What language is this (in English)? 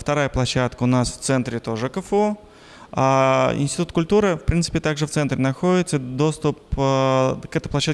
Russian